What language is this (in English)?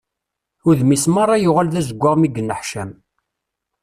Kabyle